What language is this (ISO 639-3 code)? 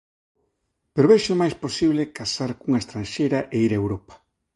glg